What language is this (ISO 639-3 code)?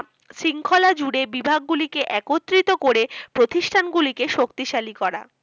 ben